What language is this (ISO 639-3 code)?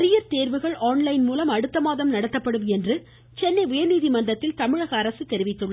tam